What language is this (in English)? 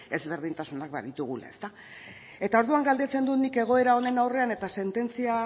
Basque